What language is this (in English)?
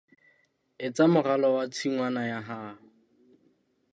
Southern Sotho